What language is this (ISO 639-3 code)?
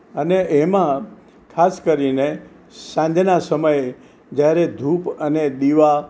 guj